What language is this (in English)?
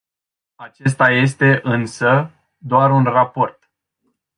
Romanian